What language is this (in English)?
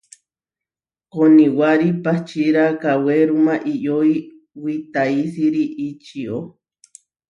Huarijio